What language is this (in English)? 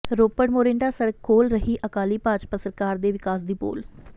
Punjabi